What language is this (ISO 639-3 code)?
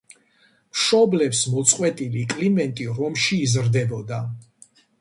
kat